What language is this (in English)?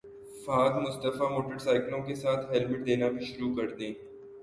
Urdu